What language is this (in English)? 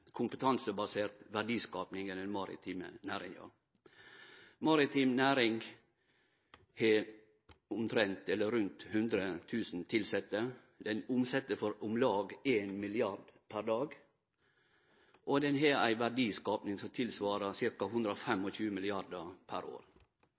Norwegian Nynorsk